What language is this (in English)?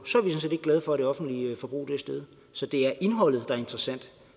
Danish